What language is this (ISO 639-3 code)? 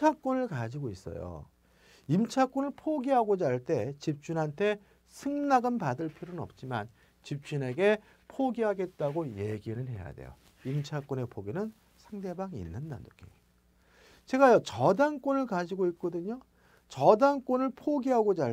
kor